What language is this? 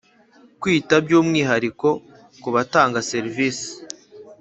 Kinyarwanda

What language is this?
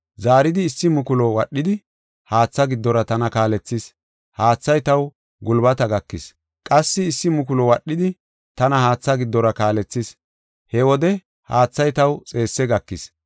Gofa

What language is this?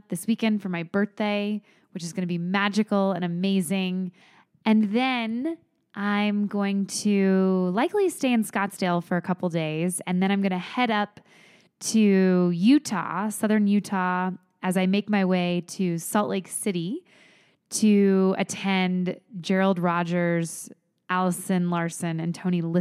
English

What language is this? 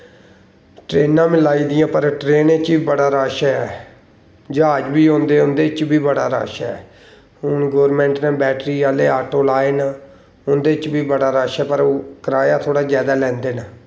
Dogri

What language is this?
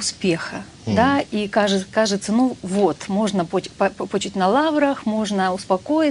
Russian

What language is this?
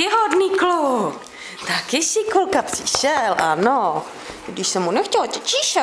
Czech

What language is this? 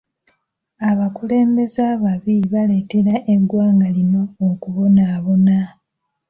Ganda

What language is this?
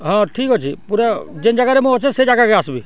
Odia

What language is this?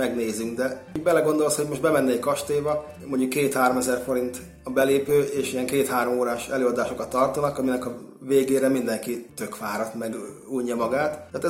Hungarian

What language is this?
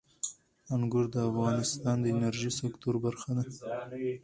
Pashto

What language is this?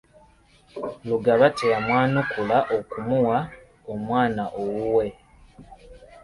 Ganda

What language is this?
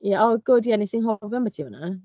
Welsh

